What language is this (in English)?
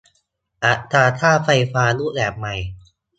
Thai